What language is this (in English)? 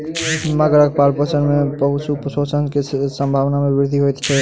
Maithili